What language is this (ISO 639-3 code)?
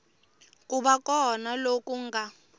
tso